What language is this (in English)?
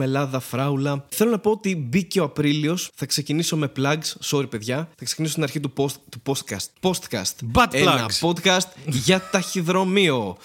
Greek